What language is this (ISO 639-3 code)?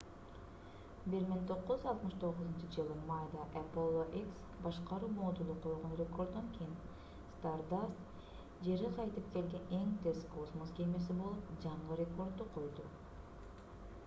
kir